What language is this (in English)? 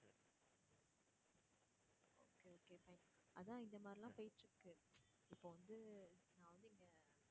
Tamil